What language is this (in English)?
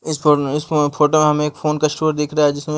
Hindi